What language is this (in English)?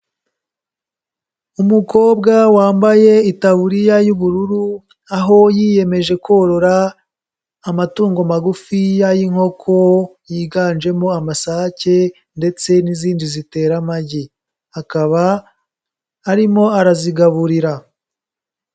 Kinyarwanda